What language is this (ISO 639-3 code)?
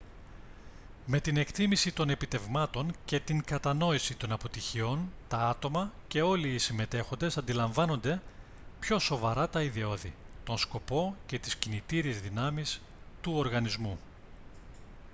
ell